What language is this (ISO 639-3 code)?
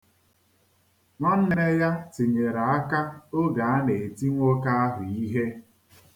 ibo